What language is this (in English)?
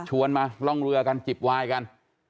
Thai